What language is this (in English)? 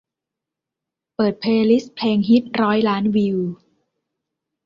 Thai